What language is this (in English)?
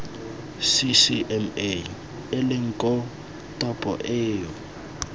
Tswana